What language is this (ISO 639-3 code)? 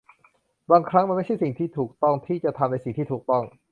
tha